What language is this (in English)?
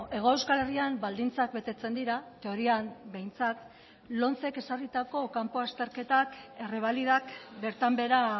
Basque